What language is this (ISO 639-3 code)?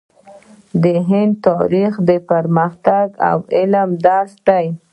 pus